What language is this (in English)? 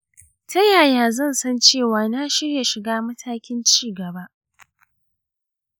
Hausa